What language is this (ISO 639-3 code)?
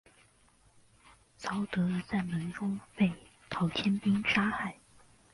zho